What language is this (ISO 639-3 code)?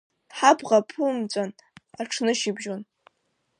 abk